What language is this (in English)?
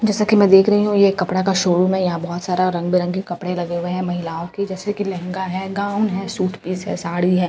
Hindi